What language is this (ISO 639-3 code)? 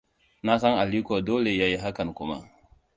hau